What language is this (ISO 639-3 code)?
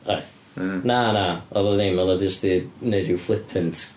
cym